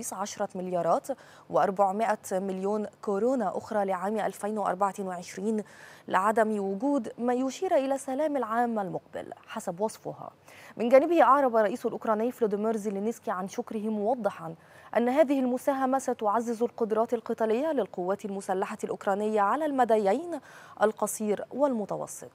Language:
Arabic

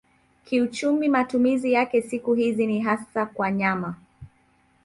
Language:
Swahili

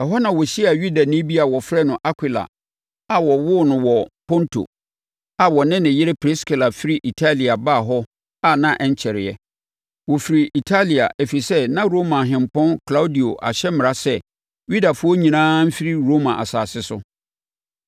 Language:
Akan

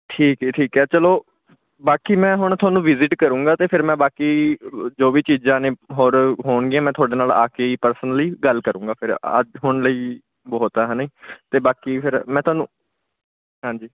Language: Punjabi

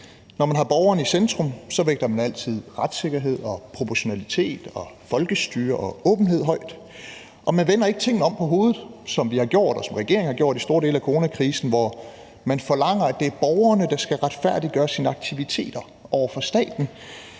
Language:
Danish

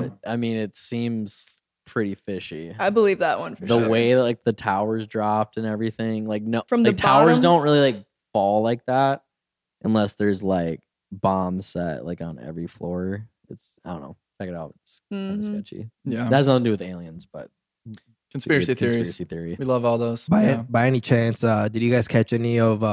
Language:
English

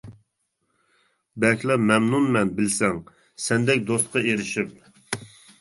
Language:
Uyghur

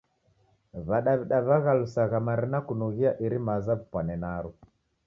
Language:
Taita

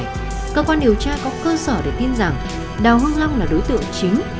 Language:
Vietnamese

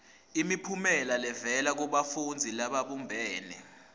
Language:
Swati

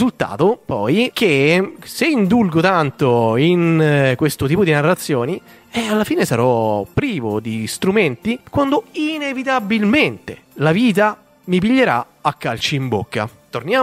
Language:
Italian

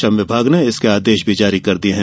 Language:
Hindi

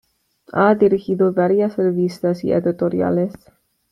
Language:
Spanish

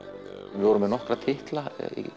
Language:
Icelandic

